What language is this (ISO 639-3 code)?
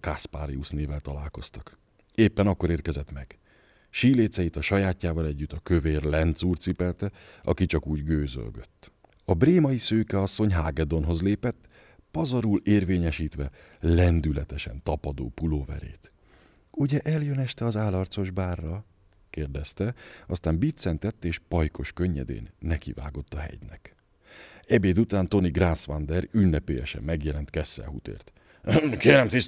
hun